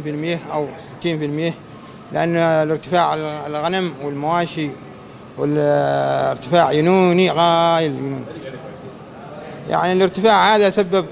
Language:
Arabic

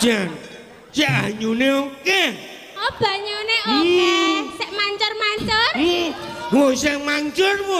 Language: Indonesian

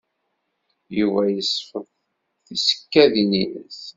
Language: Kabyle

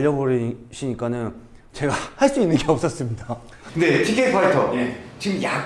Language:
Korean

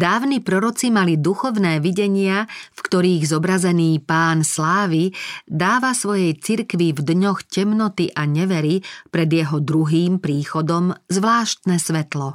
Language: Slovak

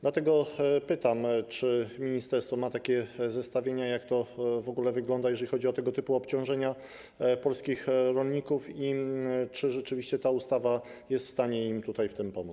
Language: Polish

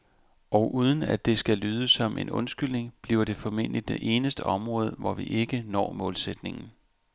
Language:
Danish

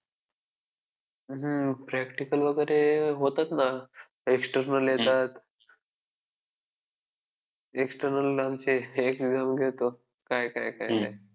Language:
Marathi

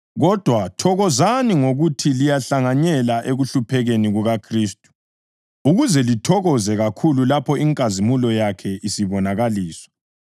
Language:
North Ndebele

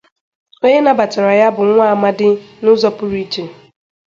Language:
Igbo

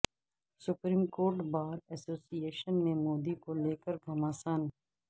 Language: Urdu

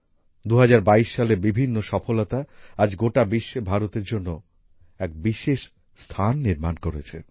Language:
Bangla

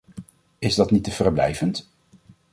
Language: Dutch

